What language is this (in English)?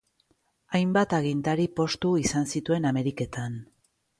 Basque